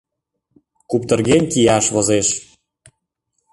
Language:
Mari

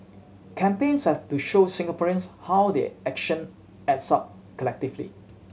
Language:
English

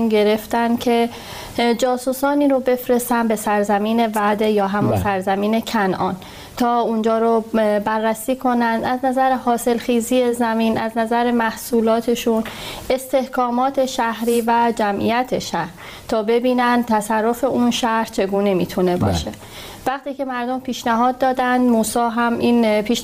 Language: Persian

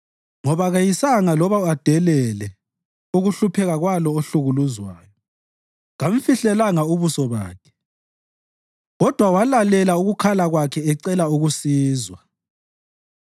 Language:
North Ndebele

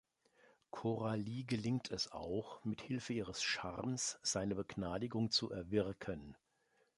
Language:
German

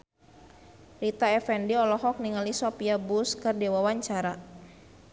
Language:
Sundanese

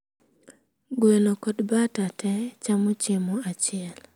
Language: Luo (Kenya and Tanzania)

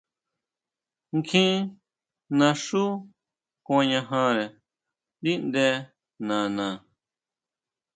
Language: Huautla Mazatec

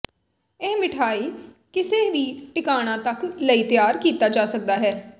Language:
Punjabi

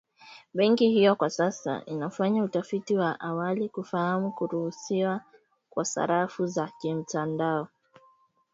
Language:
Swahili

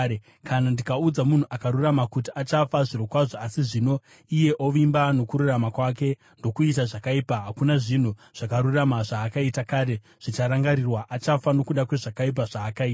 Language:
Shona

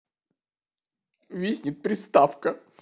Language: Russian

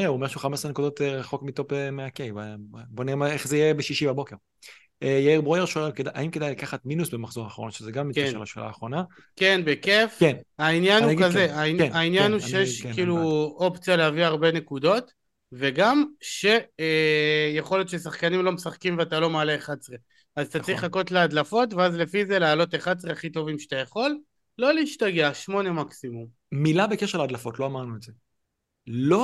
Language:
Hebrew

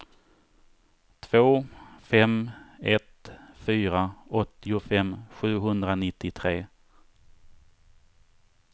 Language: Swedish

